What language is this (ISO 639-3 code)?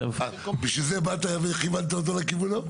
heb